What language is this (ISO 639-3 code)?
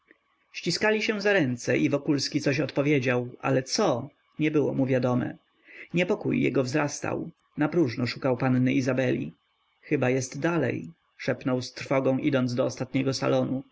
pol